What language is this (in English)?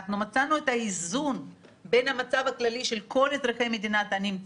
Hebrew